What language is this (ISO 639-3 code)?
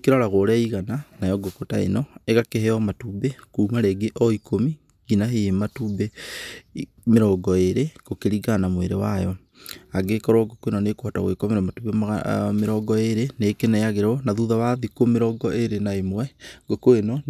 kik